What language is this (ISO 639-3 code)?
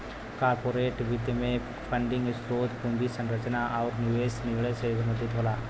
bho